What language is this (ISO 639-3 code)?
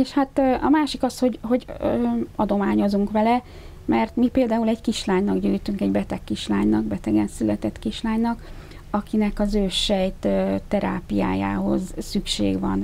hun